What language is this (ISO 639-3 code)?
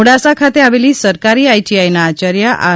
guj